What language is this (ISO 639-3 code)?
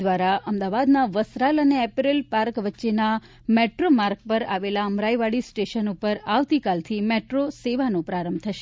guj